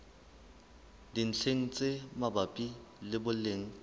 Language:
Southern Sotho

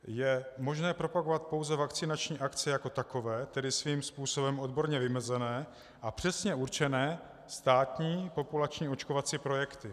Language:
Czech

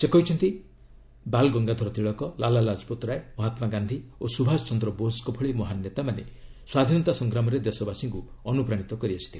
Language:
Odia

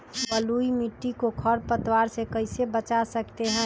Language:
Magahi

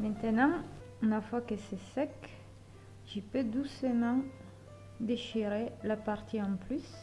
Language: French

